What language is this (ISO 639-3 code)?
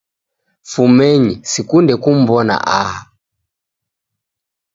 dav